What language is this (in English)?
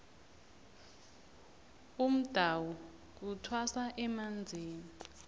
South Ndebele